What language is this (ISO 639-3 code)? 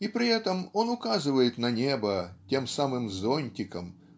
rus